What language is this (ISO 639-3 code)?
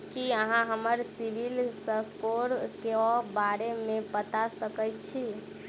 mai